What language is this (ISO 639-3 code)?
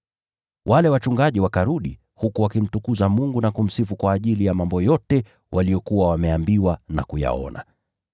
swa